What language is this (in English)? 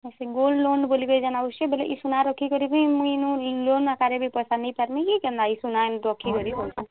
Odia